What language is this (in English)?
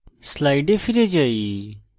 Bangla